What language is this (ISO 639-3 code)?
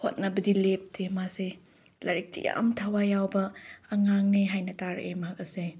mni